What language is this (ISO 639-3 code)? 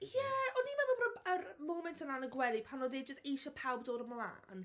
cym